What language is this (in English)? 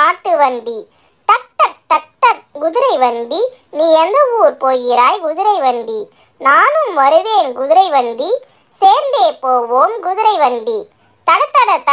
Tamil